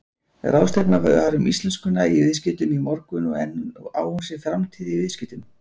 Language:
Icelandic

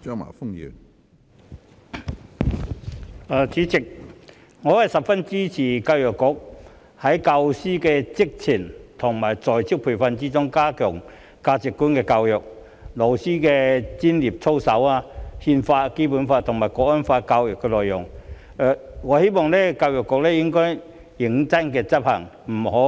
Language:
Cantonese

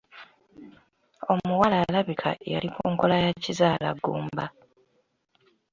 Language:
Ganda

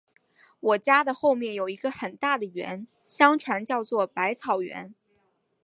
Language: Chinese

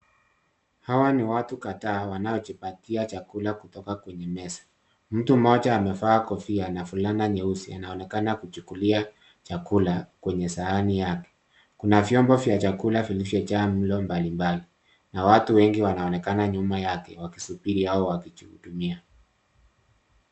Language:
Swahili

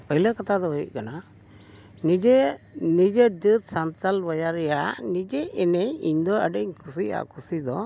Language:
Santali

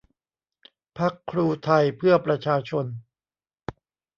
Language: Thai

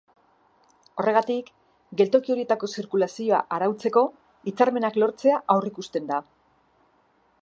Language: Basque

